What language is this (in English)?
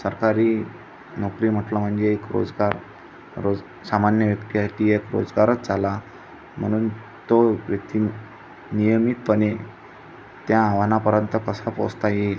Marathi